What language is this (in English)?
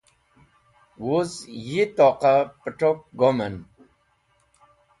Wakhi